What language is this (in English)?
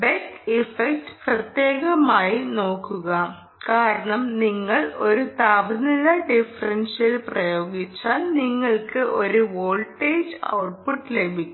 Malayalam